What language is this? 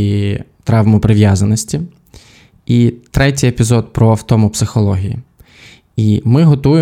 Ukrainian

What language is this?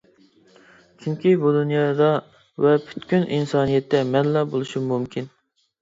Uyghur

